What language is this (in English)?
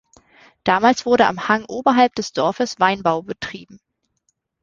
German